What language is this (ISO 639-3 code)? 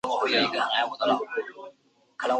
zho